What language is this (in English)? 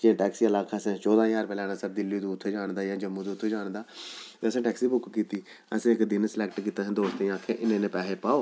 Dogri